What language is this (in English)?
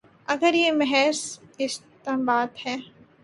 Urdu